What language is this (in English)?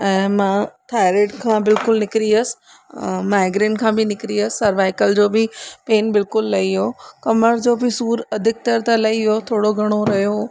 Sindhi